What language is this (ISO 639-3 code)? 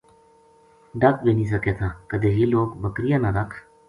gju